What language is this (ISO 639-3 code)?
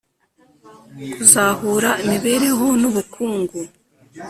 kin